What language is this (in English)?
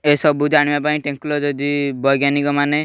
Odia